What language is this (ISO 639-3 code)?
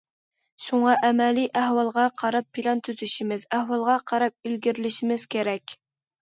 uig